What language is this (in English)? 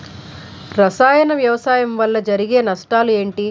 Telugu